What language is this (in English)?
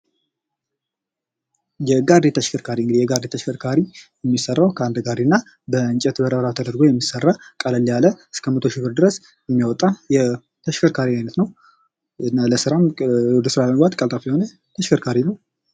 Amharic